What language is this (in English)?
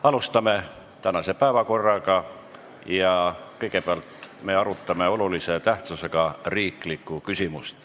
Estonian